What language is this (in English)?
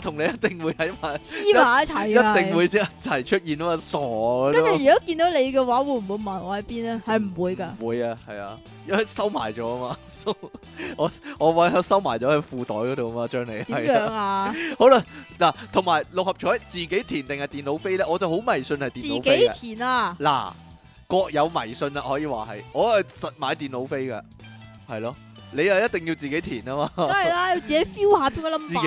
Chinese